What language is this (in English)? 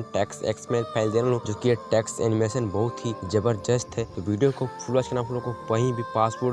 Hindi